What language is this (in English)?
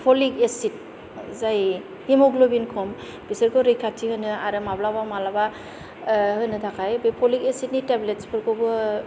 Bodo